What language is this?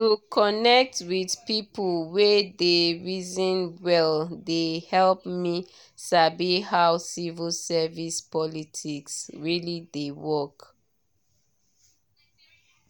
Nigerian Pidgin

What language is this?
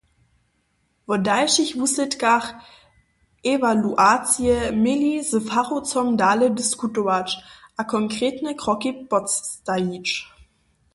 Upper Sorbian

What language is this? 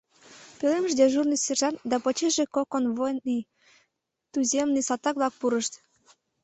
Mari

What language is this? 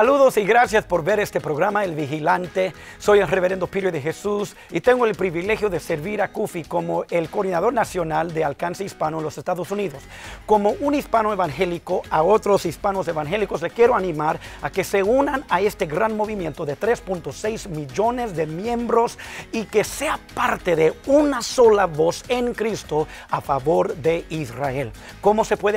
Spanish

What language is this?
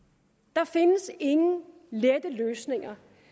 Danish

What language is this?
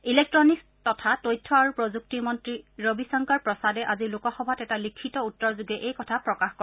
Assamese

